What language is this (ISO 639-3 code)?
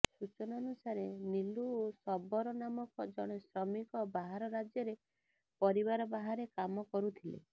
ori